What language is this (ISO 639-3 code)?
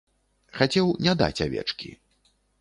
bel